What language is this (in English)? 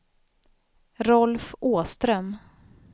Swedish